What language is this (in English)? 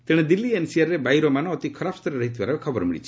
Odia